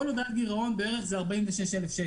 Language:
Hebrew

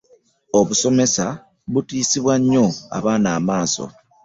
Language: Ganda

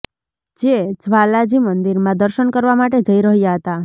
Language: Gujarati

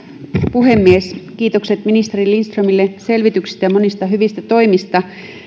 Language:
Finnish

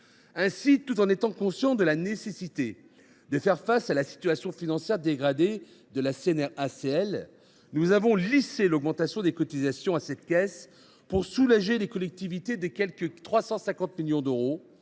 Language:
French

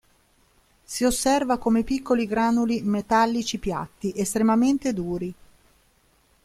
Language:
Italian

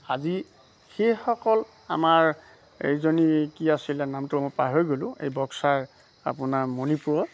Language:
Assamese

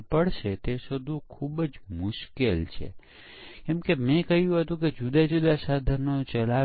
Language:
Gujarati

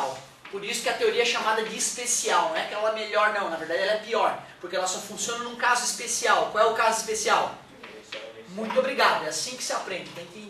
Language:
Portuguese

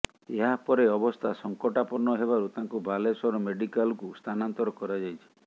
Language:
Odia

